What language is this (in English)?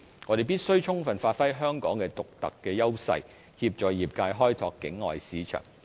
Cantonese